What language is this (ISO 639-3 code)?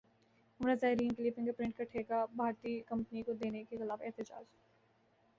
urd